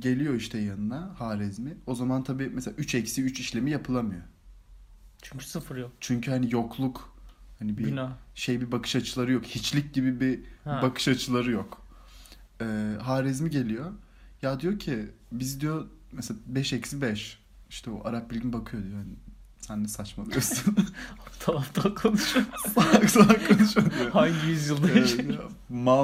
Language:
Turkish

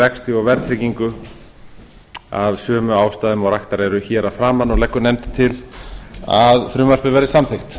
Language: Icelandic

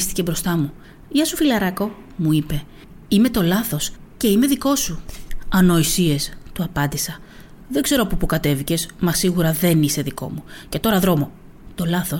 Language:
Greek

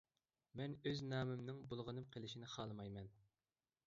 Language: Uyghur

